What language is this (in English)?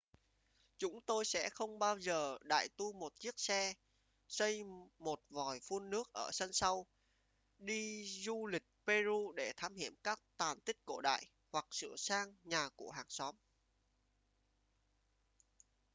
Vietnamese